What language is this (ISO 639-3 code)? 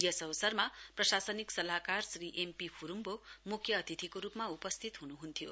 nep